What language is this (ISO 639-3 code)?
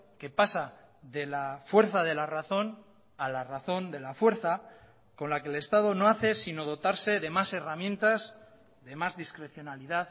spa